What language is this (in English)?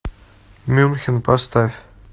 Russian